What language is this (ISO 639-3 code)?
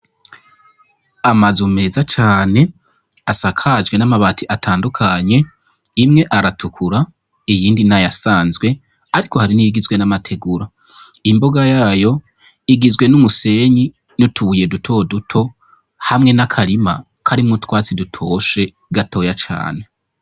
run